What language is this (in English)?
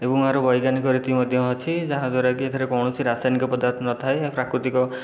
Odia